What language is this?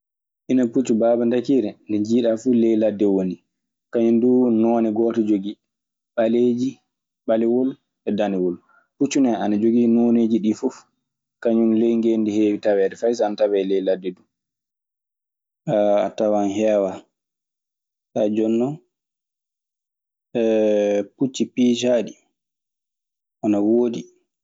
Maasina Fulfulde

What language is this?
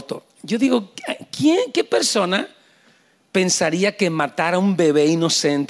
Spanish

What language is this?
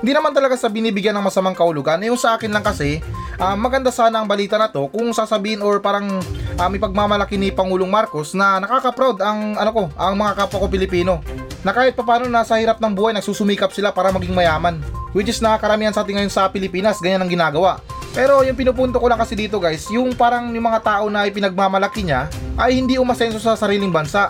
Filipino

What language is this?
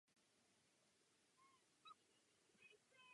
Czech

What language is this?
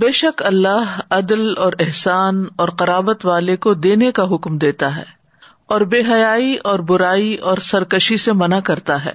Urdu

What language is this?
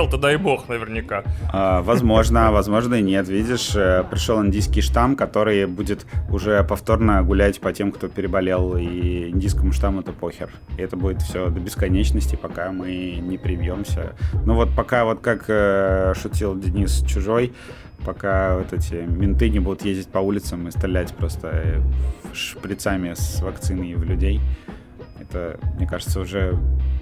Russian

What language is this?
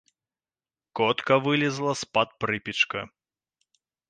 Belarusian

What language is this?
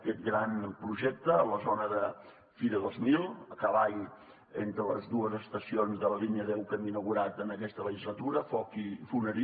Catalan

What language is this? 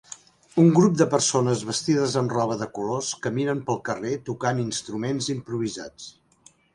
Catalan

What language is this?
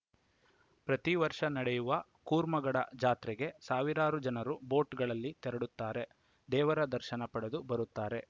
Kannada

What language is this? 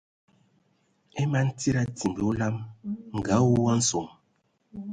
Ewondo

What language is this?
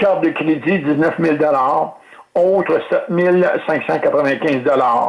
French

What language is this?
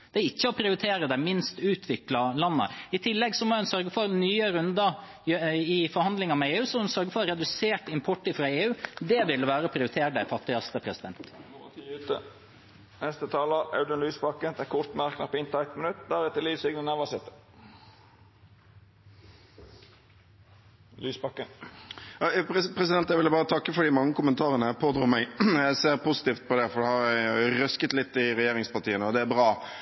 Norwegian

